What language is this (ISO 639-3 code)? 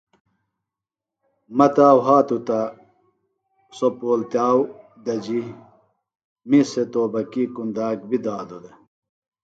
phl